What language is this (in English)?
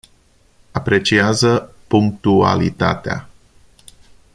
Romanian